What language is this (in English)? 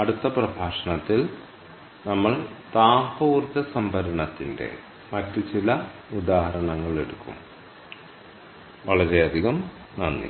Malayalam